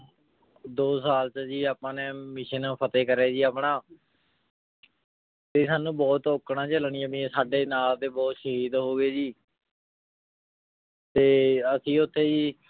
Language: Punjabi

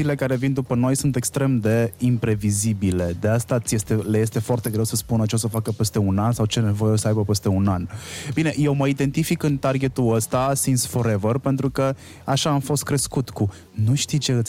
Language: Romanian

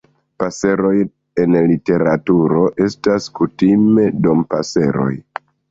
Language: Esperanto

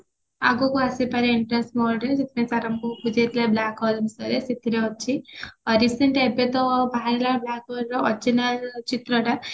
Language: Odia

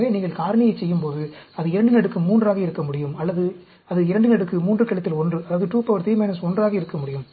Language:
Tamil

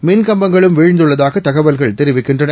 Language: Tamil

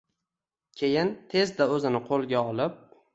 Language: Uzbek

